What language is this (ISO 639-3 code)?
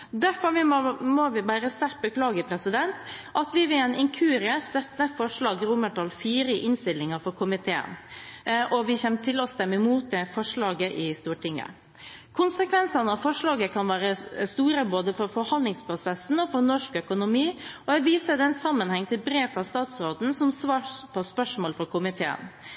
nob